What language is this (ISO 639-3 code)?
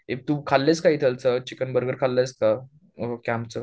mar